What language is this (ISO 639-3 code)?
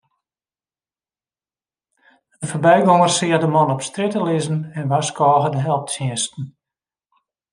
fry